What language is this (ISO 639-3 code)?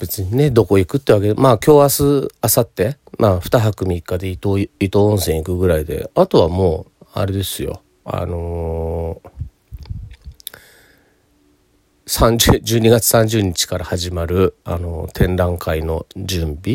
jpn